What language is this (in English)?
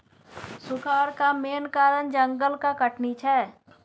Maithili